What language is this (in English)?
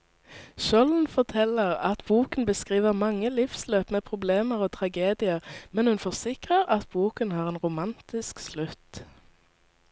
Norwegian